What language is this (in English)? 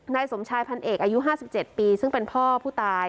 Thai